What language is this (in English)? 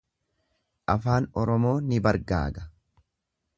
Oromo